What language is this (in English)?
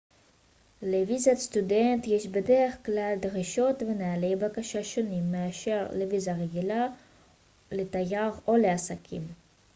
Hebrew